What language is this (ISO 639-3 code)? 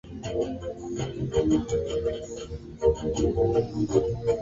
swa